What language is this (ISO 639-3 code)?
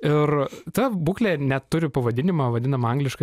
lit